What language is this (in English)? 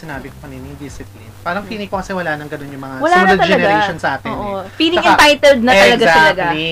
Filipino